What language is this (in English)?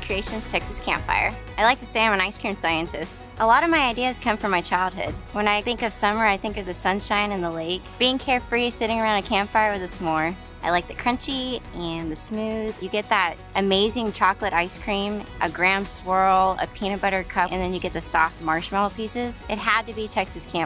English